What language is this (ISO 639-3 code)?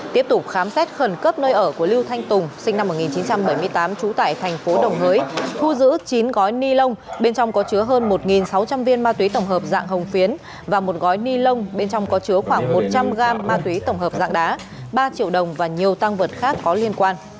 vie